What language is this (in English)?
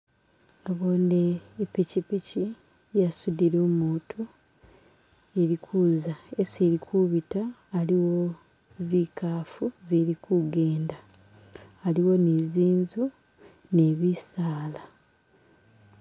Masaaba